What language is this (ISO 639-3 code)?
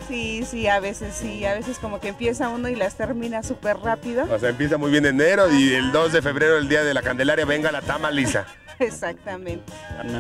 spa